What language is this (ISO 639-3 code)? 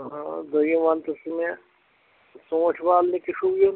kas